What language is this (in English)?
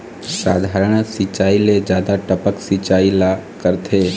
Chhattisgarhi